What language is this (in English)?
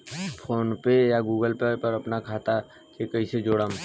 Bhojpuri